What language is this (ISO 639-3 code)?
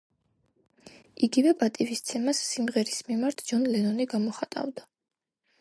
kat